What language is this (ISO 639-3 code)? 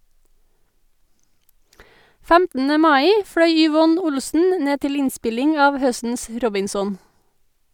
nor